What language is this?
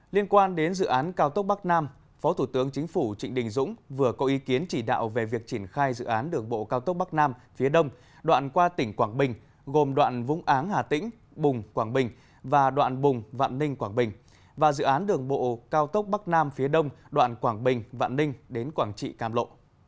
Vietnamese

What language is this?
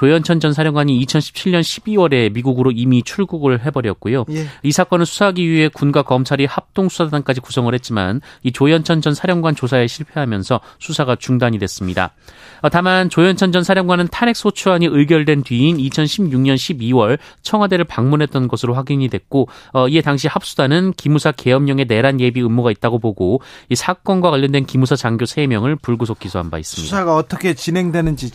Korean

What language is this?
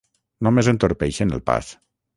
Catalan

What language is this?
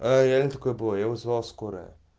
Russian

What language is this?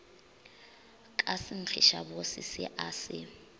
Northern Sotho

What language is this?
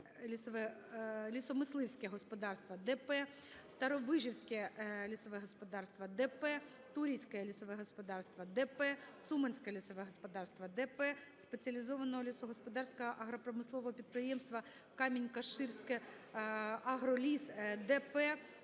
Ukrainian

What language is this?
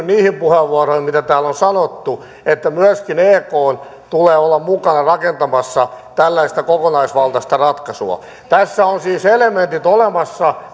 Finnish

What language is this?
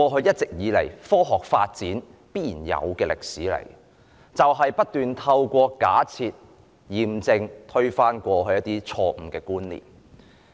Cantonese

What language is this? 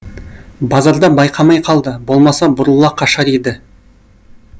Kazakh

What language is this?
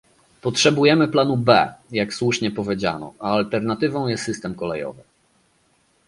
Polish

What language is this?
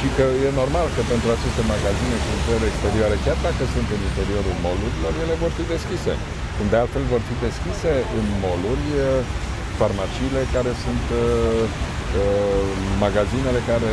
Romanian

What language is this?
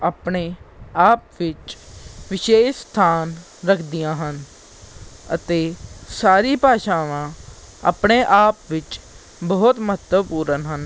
Punjabi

